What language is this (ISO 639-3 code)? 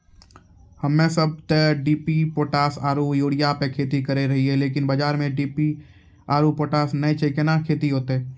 mai